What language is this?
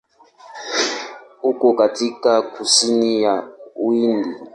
Swahili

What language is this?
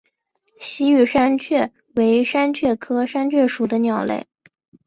Chinese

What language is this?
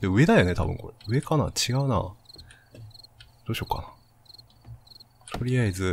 Japanese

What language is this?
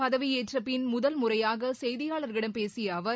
Tamil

